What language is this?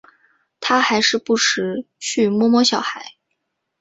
Chinese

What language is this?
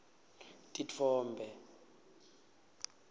Swati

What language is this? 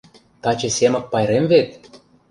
Mari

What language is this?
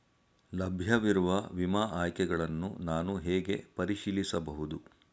Kannada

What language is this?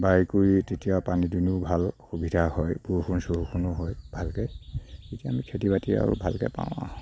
Assamese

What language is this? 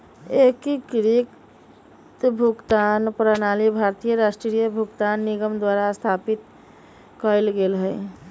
Magahi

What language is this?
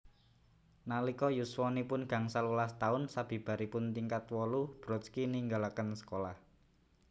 Javanese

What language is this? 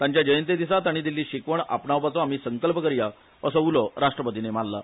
Konkani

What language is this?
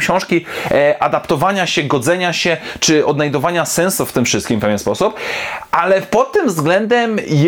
Polish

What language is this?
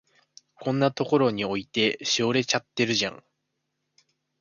Japanese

